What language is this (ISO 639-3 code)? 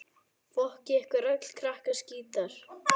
isl